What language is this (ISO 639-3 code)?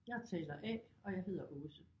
dan